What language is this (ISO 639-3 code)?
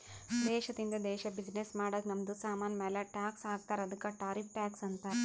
kan